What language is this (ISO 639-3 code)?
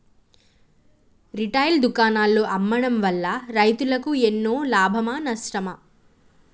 tel